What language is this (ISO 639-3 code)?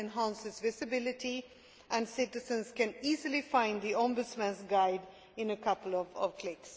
eng